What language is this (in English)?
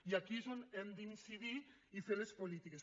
Catalan